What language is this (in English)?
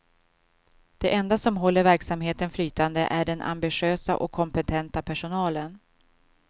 Swedish